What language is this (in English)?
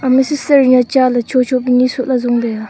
Wancho Naga